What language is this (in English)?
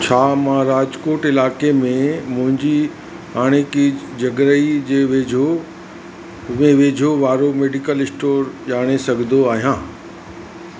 Sindhi